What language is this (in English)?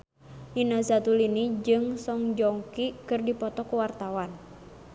Sundanese